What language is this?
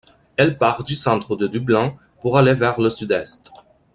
French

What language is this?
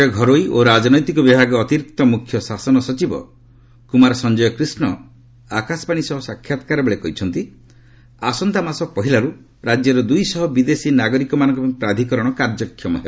Odia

